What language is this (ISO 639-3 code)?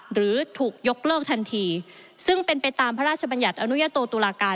tha